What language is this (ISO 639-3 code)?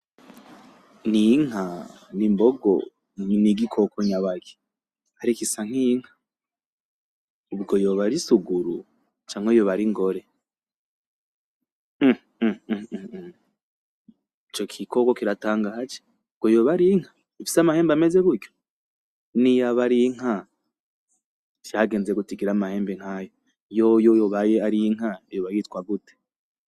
run